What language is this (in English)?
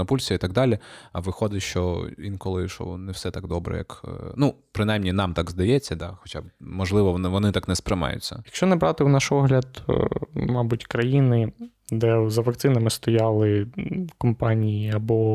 Ukrainian